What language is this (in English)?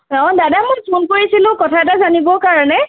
Assamese